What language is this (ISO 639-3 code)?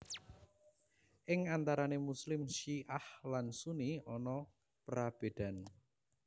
jav